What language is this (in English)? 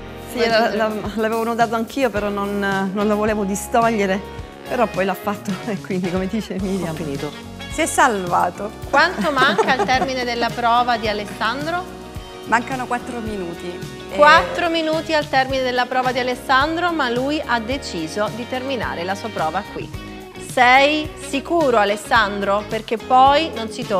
Italian